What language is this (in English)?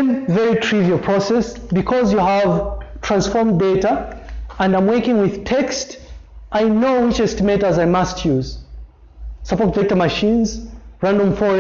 English